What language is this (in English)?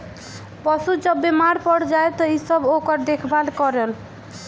Bhojpuri